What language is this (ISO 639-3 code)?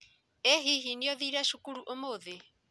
kik